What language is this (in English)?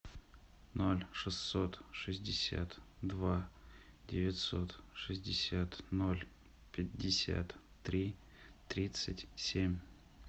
Russian